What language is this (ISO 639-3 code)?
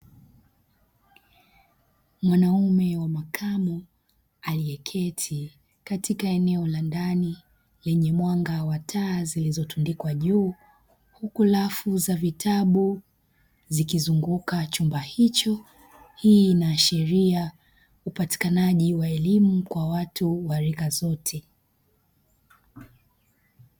swa